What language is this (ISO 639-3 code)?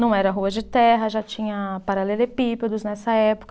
por